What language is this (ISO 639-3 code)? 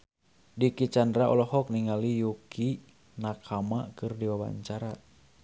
sun